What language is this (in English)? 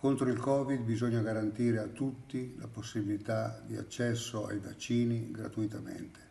Italian